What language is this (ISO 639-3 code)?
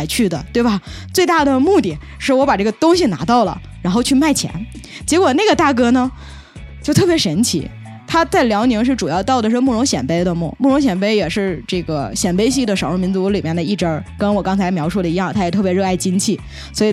zho